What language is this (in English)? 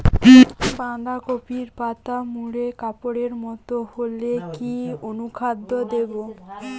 Bangla